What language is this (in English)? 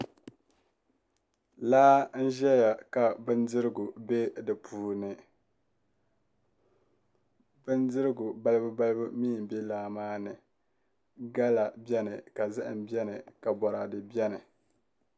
Dagbani